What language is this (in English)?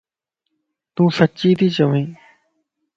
Lasi